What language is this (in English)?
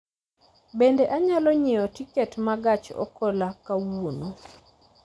Luo (Kenya and Tanzania)